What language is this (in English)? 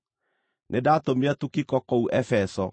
Kikuyu